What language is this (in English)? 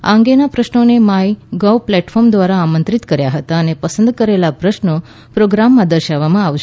Gujarati